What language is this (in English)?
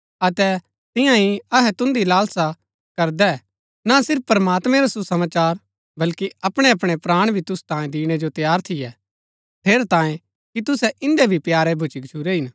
Gaddi